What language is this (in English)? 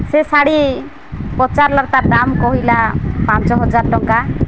Odia